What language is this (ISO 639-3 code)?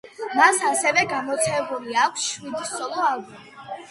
kat